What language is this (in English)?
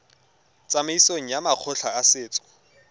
Tswana